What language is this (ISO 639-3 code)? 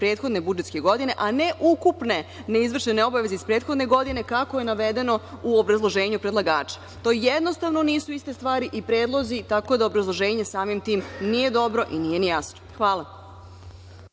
srp